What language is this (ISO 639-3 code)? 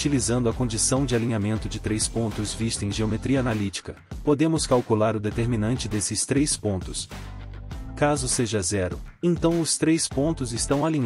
por